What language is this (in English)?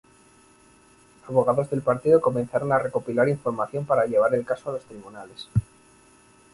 Spanish